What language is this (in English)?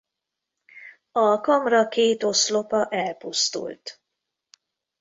Hungarian